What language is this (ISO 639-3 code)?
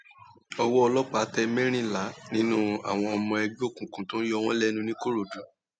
yor